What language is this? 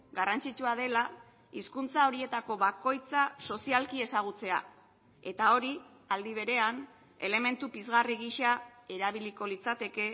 Basque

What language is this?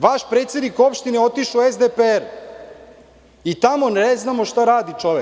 Serbian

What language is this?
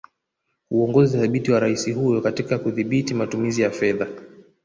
Swahili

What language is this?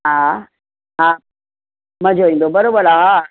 Sindhi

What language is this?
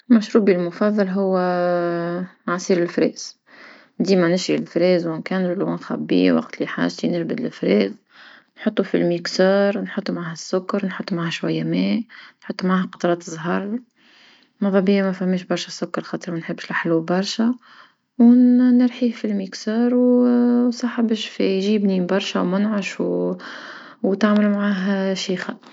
Tunisian Arabic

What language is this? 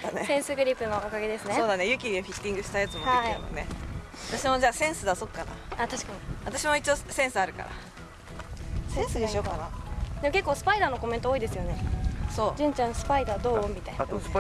Japanese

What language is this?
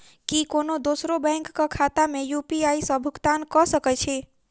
Maithili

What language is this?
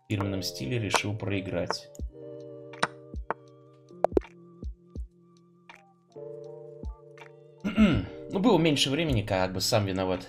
Russian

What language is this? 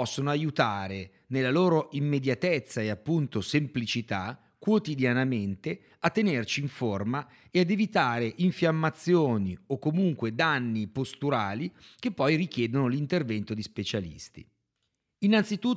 Italian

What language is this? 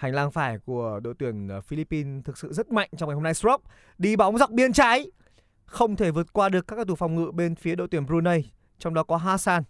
Vietnamese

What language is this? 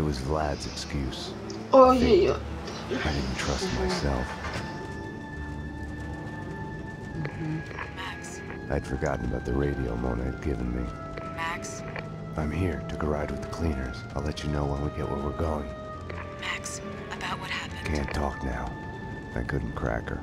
Polish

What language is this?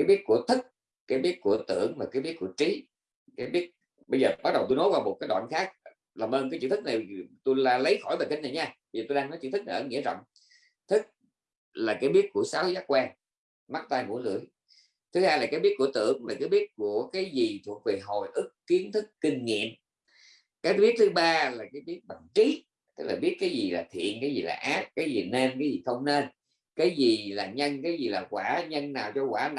Vietnamese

